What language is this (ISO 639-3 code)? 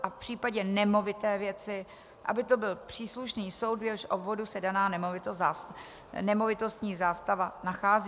ces